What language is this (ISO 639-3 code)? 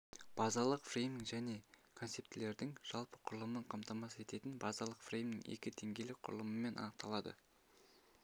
kaz